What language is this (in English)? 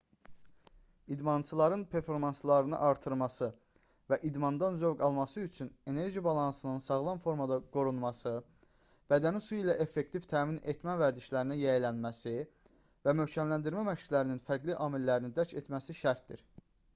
Azerbaijani